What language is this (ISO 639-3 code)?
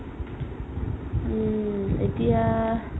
asm